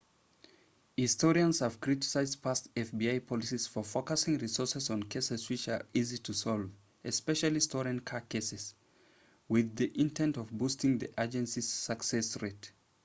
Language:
English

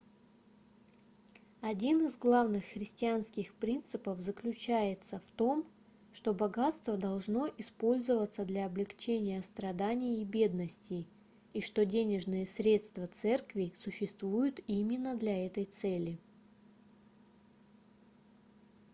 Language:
Russian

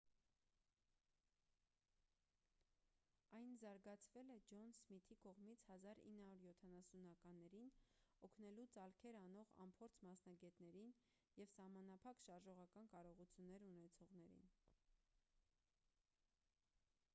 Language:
Armenian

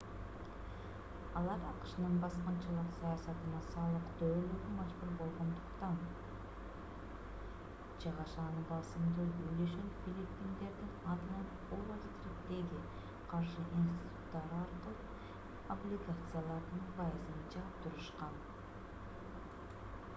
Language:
Kyrgyz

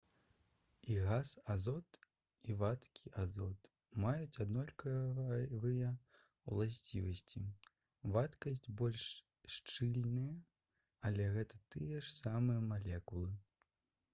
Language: Belarusian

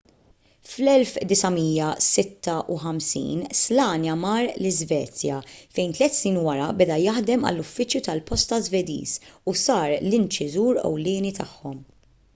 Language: Maltese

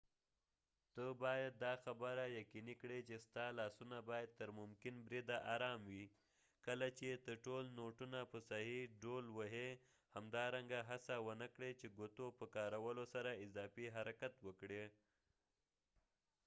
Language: Pashto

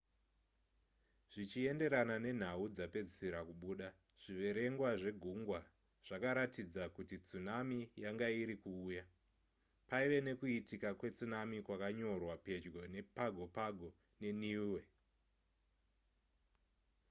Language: Shona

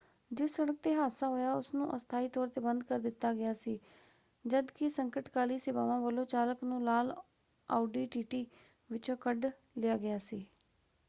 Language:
Punjabi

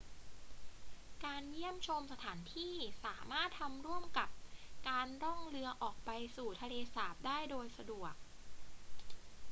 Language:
Thai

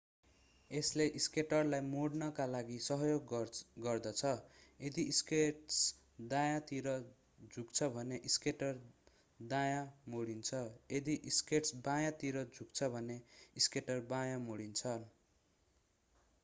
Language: Nepali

